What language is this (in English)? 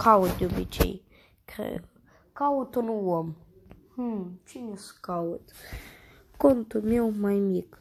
Romanian